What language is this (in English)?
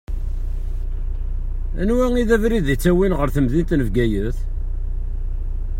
Kabyle